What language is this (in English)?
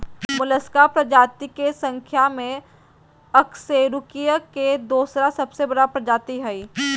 Magahi